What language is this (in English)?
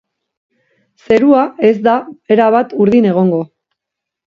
Basque